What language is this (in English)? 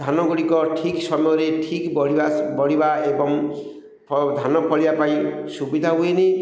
Odia